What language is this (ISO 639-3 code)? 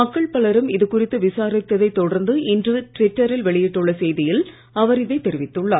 tam